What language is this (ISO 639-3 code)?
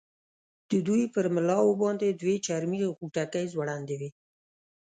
pus